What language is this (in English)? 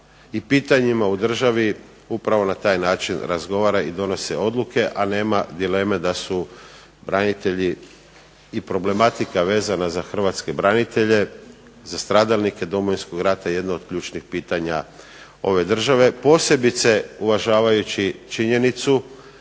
Croatian